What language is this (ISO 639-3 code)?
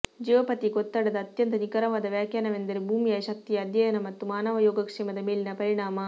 kan